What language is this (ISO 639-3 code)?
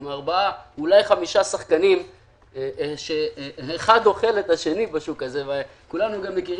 heb